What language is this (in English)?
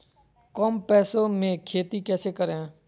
Magahi